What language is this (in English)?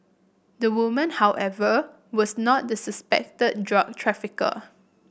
English